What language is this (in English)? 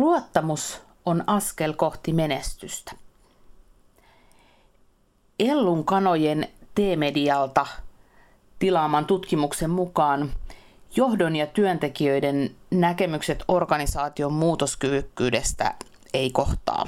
Finnish